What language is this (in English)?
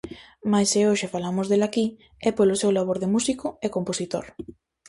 Galician